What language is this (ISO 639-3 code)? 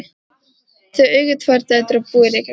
isl